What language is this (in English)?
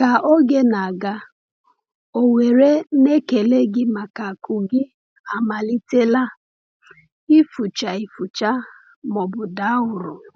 Igbo